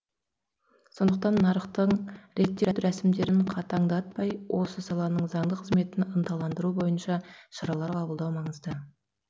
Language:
Kazakh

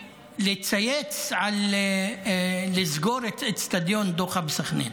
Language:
Hebrew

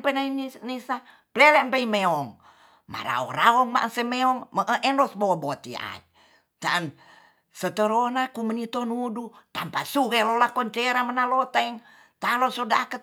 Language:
Tonsea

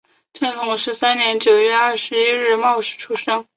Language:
Chinese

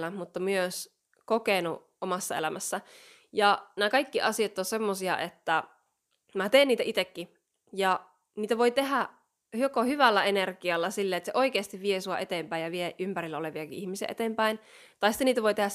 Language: Finnish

